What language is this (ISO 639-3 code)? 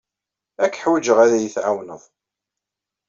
kab